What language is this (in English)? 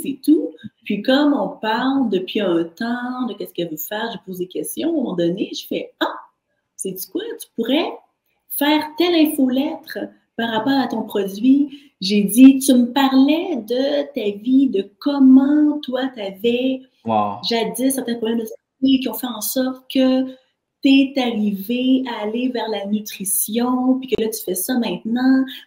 French